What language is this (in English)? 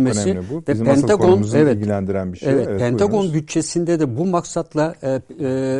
Turkish